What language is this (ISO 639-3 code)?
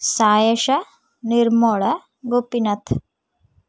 ori